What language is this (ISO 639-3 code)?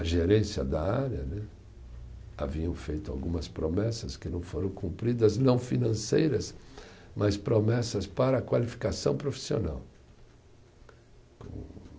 por